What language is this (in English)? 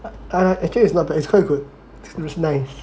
English